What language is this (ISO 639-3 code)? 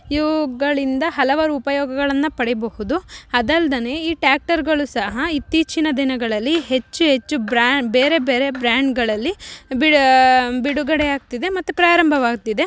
kan